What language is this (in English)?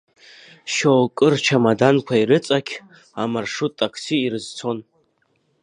Abkhazian